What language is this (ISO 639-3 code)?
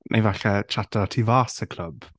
cym